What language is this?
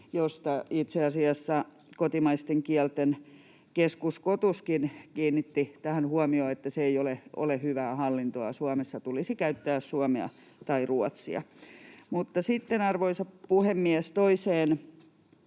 Finnish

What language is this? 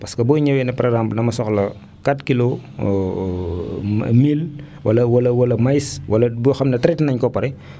Wolof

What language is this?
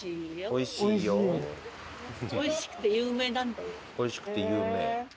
Japanese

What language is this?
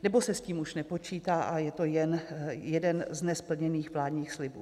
Czech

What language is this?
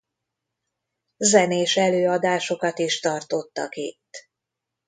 Hungarian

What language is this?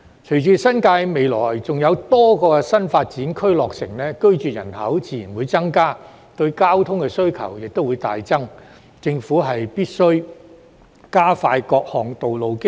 Cantonese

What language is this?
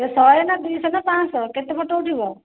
Odia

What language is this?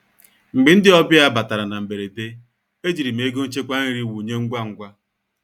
Igbo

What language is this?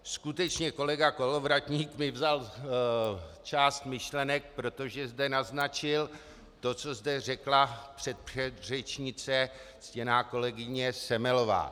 Czech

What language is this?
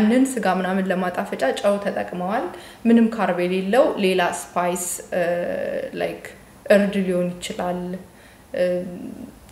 Arabic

